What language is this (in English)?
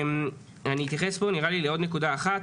Hebrew